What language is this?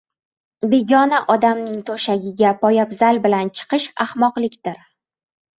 Uzbek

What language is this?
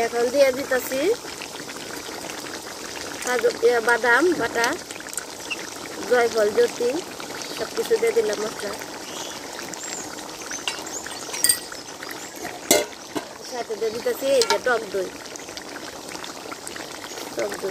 Spanish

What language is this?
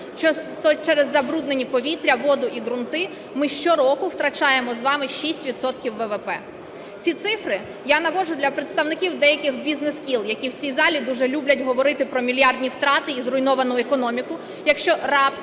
Ukrainian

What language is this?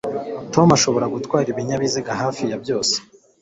Kinyarwanda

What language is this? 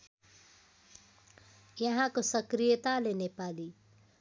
Nepali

